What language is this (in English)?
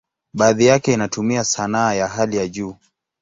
Swahili